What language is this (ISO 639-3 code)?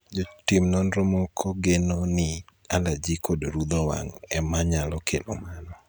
luo